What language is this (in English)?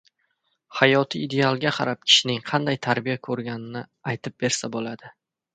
Uzbek